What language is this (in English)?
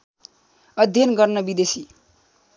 Nepali